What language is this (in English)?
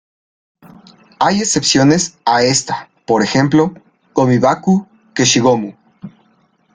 Spanish